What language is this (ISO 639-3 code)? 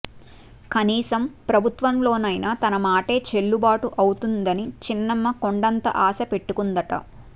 tel